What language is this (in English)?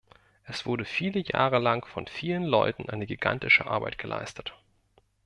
German